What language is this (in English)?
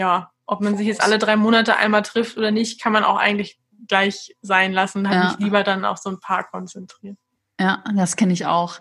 German